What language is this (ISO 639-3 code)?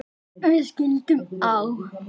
isl